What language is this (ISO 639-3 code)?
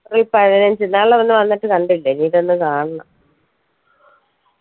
mal